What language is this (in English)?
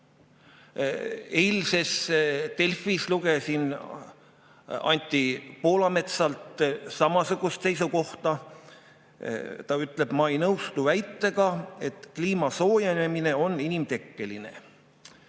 Estonian